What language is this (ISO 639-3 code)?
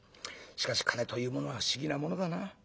jpn